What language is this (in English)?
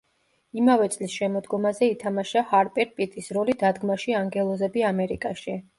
Georgian